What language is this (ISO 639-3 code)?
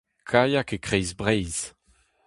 bre